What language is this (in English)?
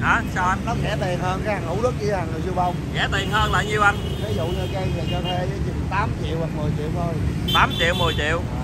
Vietnamese